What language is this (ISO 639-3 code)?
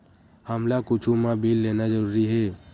hne